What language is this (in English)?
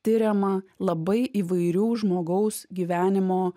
Lithuanian